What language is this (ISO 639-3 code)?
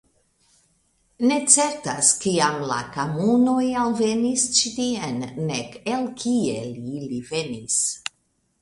epo